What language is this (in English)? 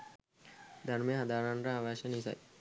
Sinhala